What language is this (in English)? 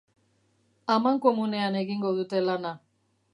Basque